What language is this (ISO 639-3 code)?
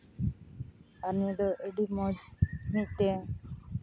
sat